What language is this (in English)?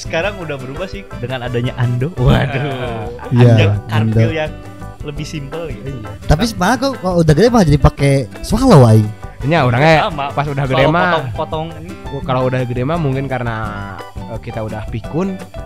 Indonesian